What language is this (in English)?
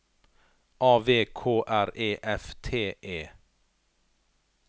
Norwegian